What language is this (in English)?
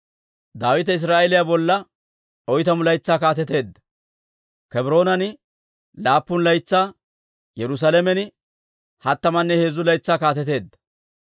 Dawro